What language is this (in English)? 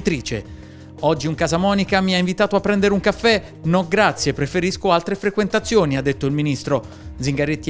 Italian